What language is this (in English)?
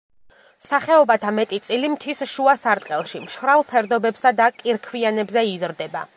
Georgian